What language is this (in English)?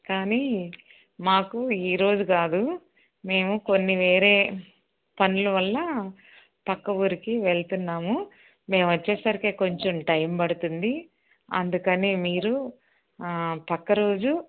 Telugu